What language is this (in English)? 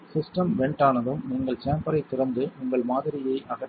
Tamil